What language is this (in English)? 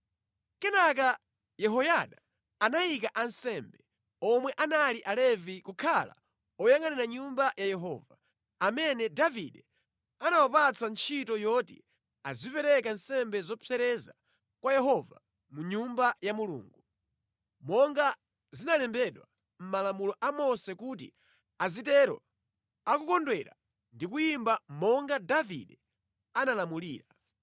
Nyanja